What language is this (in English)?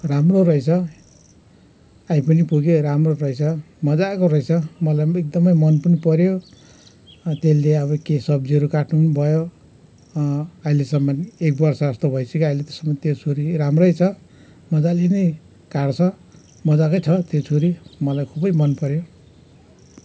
Nepali